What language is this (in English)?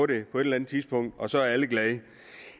Danish